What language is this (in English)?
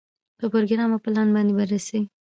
Pashto